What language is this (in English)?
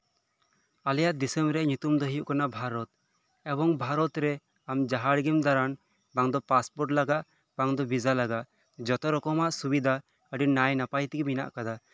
Santali